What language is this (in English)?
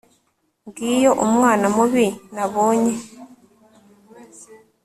Kinyarwanda